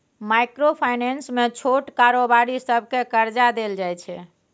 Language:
Maithili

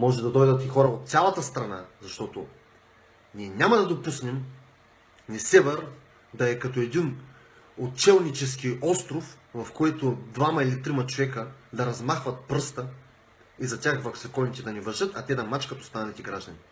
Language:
Bulgarian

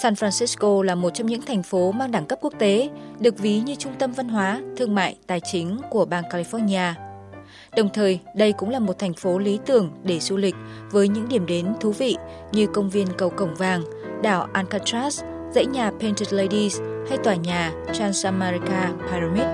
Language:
Vietnamese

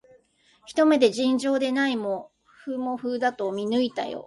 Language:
Japanese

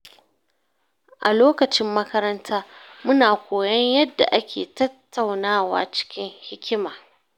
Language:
Hausa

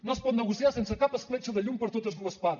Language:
Catalan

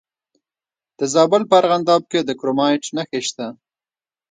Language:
Pashto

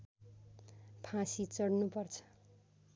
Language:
Nepali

